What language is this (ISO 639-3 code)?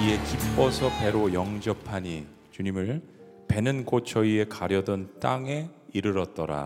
kor